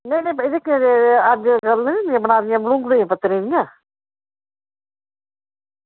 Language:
Dogri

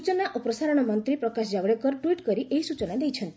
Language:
Odia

